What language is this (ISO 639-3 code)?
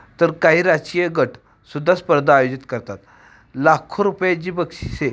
mar